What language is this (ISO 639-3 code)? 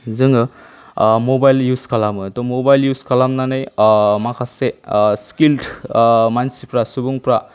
brx